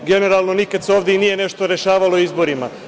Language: Serbian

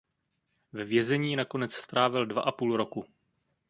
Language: Czech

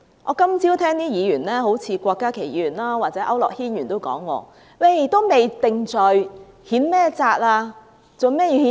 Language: Cantonese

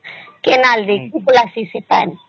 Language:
Odia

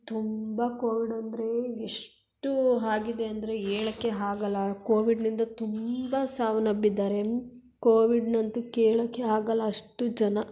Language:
Kannada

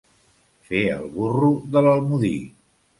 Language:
Catalan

